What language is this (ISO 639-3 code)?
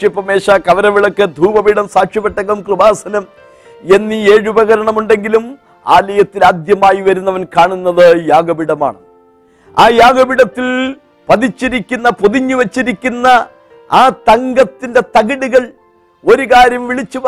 mal